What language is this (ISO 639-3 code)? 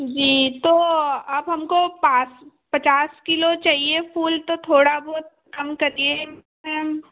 hin